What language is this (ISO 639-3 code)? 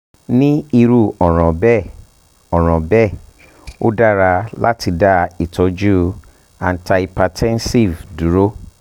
yor